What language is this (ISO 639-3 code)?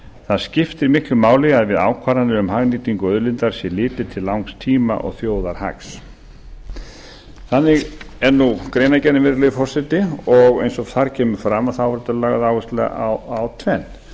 isl